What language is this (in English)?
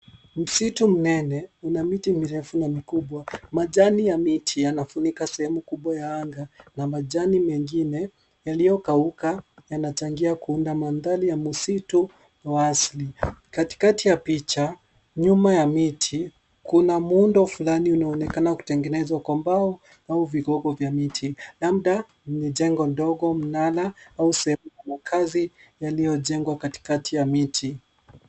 Swahili